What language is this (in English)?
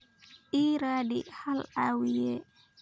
Somali